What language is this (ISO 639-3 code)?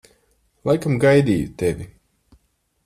lav